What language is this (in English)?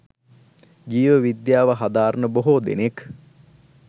Sinhala